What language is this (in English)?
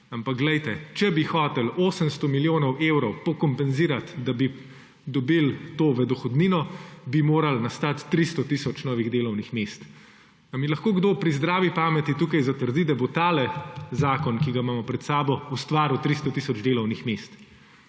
Slovenian